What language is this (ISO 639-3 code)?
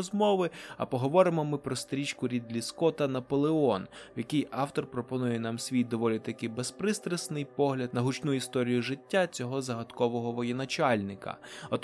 ukr